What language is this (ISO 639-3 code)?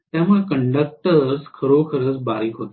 mar